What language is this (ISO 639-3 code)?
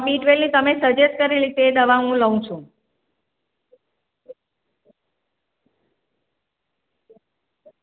guj